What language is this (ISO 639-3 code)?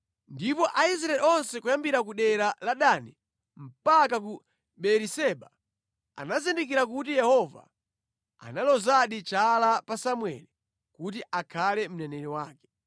nya